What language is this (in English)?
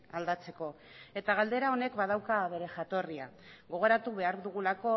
Basque